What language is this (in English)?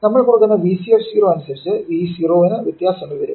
Malayalam